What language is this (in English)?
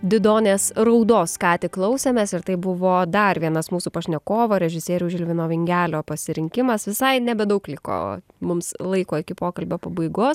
Lithuanian